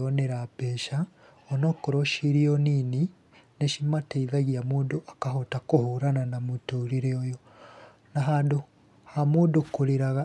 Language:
Kikuyu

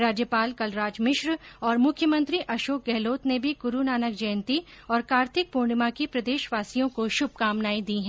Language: Hindi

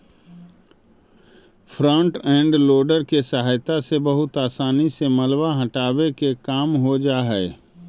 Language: Magahi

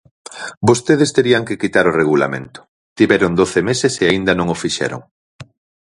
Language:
Galician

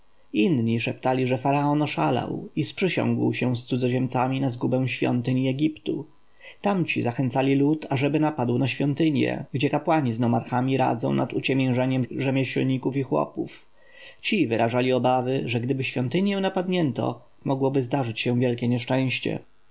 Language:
Polish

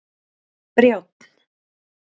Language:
Icelandic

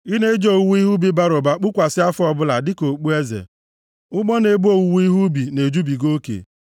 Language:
Igbo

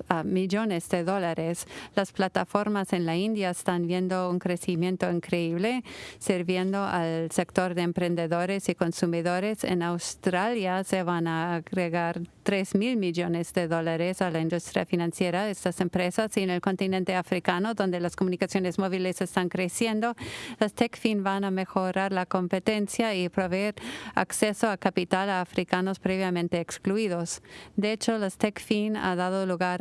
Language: Spanish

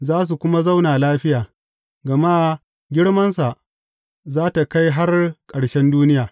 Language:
Hausa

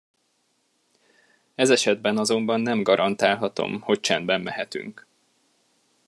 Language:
Hungarian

